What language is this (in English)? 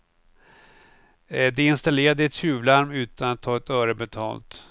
Swedish